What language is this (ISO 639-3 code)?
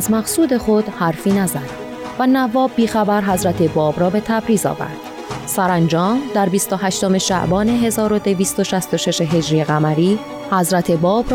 fas